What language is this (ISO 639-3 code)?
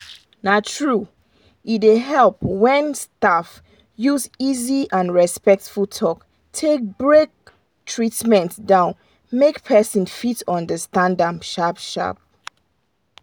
pcm